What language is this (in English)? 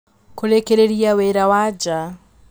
Kikuyu